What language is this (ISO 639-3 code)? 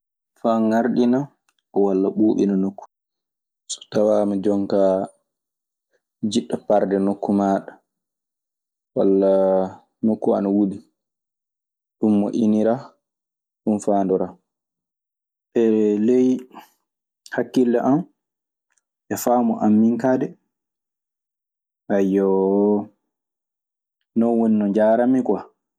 ffm